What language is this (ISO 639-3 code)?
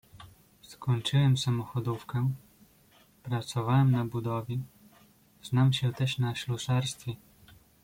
pol